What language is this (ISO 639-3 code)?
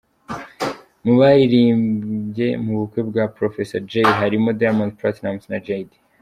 kin